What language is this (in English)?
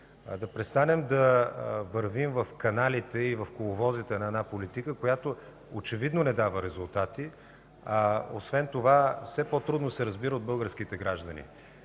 Bulgarian